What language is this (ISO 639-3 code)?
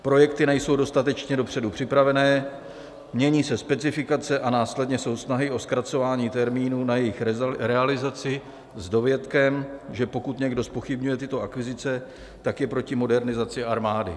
ces